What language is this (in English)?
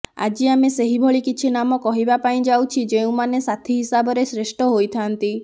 Odia